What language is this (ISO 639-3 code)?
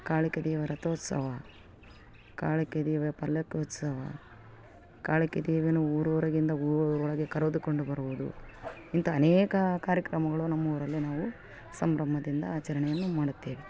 kan